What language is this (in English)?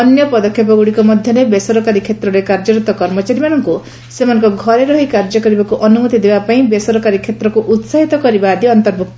Odia